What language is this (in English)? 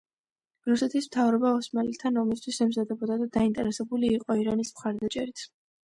Georgian